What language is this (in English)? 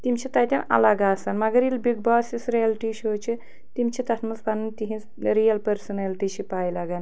Kashmiri